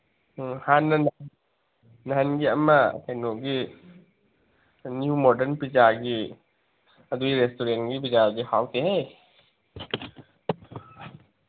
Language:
Manipuri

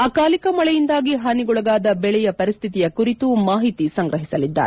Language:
Kannada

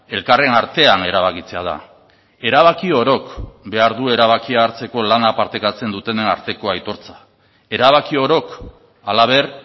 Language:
Basque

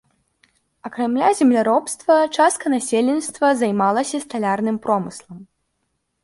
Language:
Belarusian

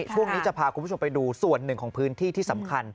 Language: Thai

